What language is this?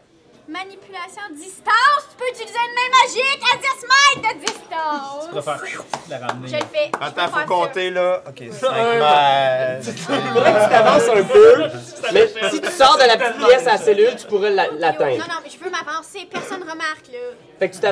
French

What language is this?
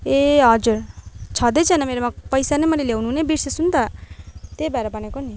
Nepali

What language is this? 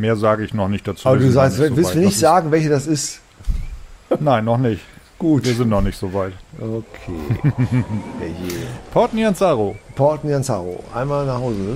German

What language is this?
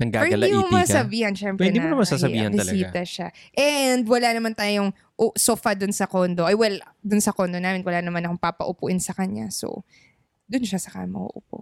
Filipino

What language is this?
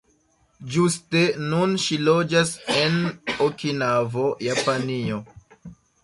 Esperanto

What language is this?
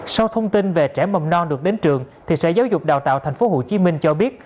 Vietnamese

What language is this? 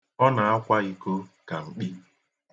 Igbo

